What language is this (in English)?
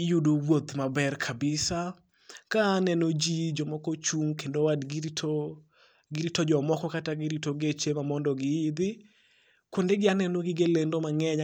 Luo (Kenya and Tanzania)